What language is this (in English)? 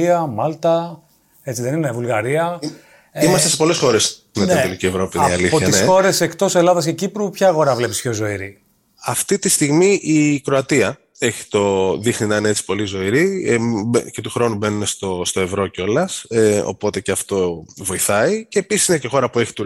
Greek